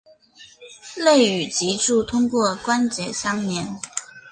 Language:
Chinese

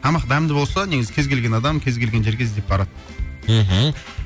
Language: Kazakh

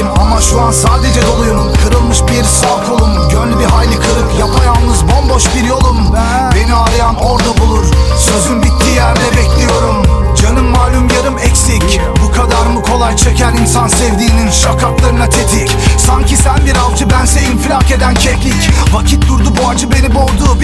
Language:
Turkish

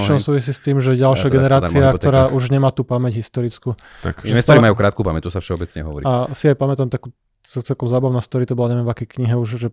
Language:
Slovak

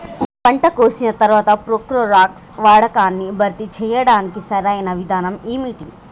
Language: Telugu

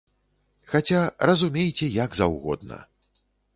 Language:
Belarusian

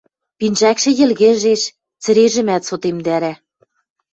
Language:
Western Mari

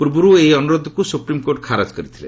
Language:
Odia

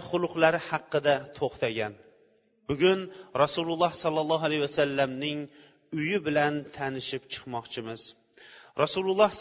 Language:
Bulgarian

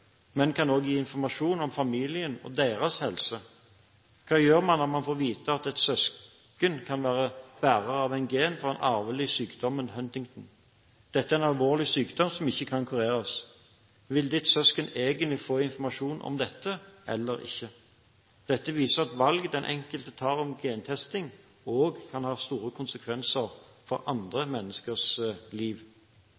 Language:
Norwegian Bokmål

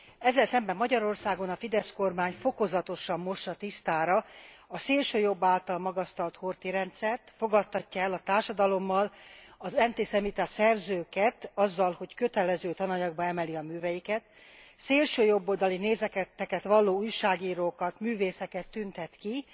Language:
Hungarian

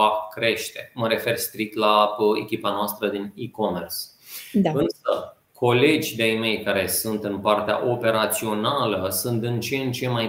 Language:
Romanian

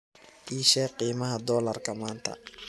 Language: Somali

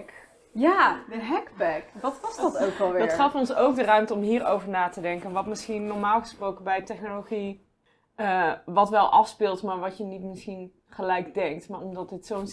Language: Dutch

